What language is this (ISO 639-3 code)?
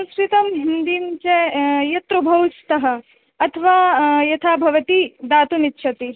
san